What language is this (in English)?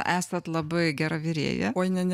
Lithuanian